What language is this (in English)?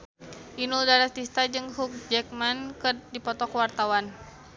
Sundanese